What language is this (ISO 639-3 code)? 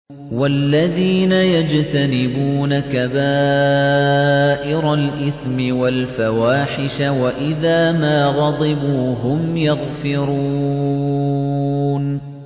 ara